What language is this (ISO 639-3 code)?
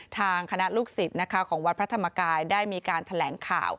tha